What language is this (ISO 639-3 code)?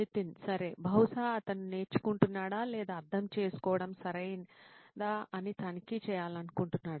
tel